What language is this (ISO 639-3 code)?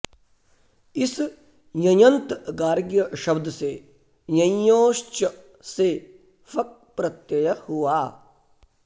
san